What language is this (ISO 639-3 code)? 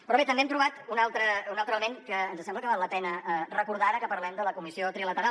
cat